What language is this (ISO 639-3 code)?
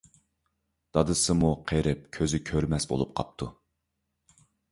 uig